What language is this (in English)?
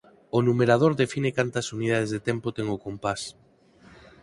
Galician